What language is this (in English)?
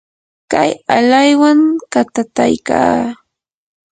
Yanahuanca Pasco Quechua